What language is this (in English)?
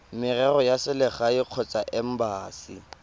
Tswana